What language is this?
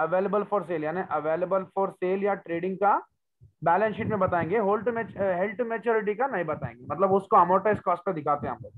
Hindi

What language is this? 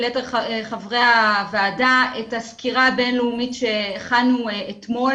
Hebrew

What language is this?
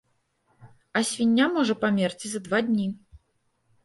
Belarusian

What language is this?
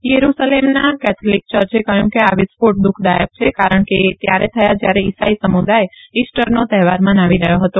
Gujarati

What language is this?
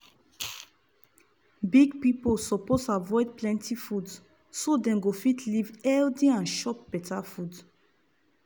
Nigerian Pidgin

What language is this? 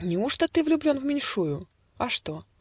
Russian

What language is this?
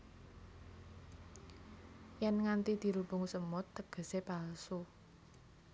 Javanese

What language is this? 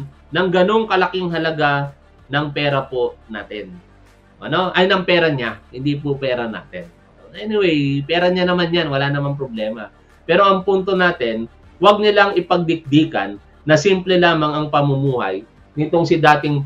Filipino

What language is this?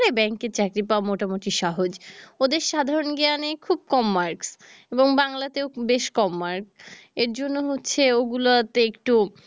Bangla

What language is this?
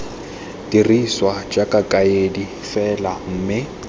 Tswana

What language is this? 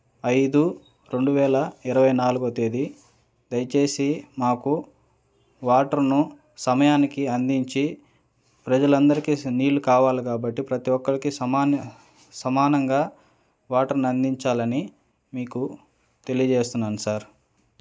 Telugu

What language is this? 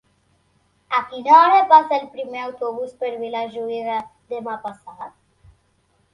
Catalan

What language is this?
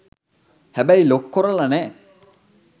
Sinhala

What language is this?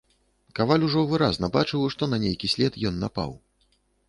Belarusian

